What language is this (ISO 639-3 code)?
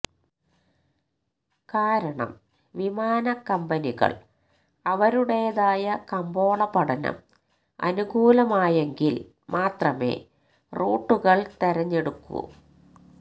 mal